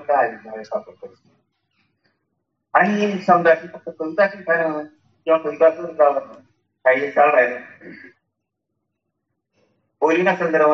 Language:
Marathi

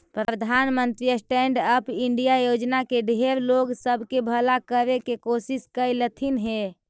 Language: Magahi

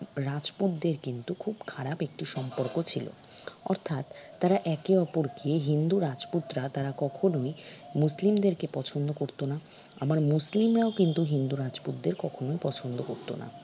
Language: Bangla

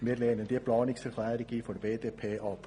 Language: Swiss German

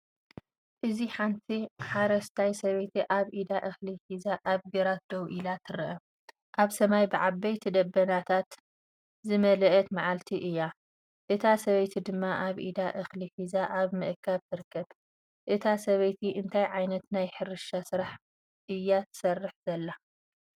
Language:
Tigrinya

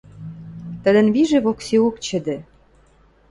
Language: Western Mari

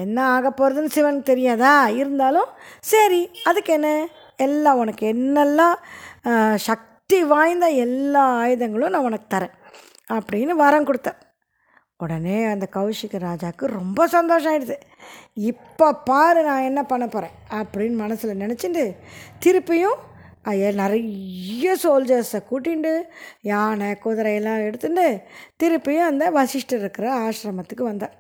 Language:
Tamil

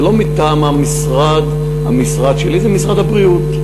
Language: Hebrew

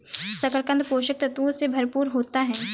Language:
Hindi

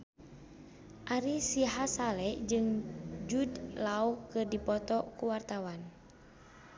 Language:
Sundanese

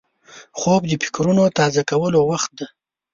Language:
Pashto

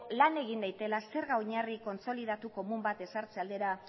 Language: Basque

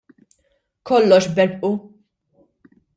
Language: Maltese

